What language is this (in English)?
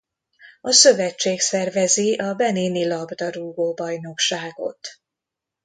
Hungarian